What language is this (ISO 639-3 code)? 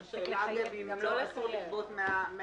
heb